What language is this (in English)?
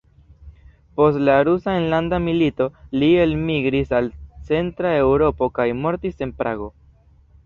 Esperanto